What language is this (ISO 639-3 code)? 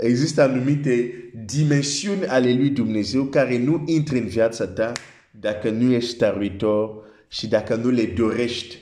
ron